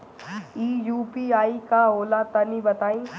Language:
Bhojpuri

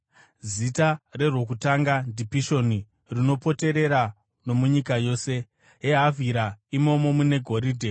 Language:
Shona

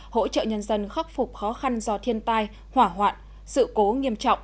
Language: Vietnamese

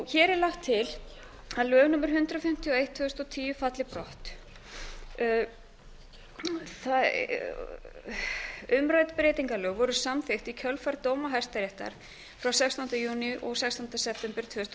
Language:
Icelandic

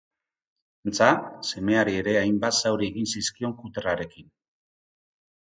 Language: Basque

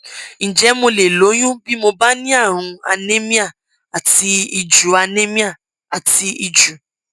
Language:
Yoruba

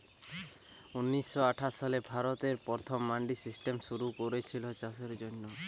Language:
Bangla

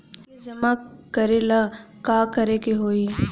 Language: Bhojpuri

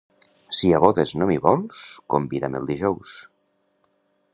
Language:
Catalan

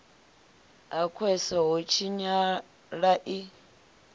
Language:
Venda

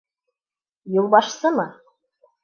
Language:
Bashkir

